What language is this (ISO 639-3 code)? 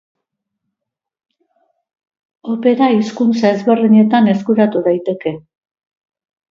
eus